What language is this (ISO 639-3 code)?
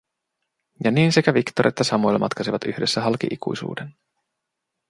fin